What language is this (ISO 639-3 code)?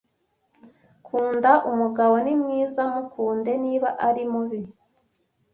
kin